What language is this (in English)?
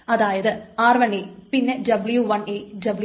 Malayalam